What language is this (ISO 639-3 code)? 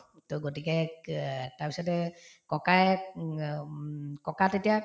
asm